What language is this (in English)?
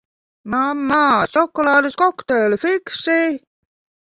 Latvian